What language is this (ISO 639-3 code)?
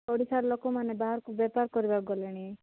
ori